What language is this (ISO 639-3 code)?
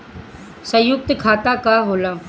bho